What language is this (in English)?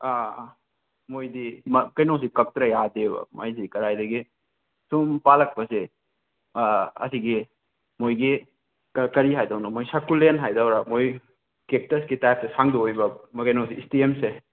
Manipuri